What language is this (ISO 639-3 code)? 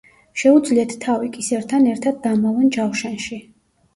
kat